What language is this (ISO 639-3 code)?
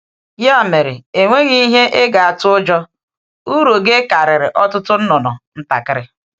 ibo